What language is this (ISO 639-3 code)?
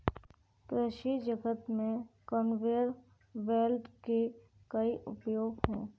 hin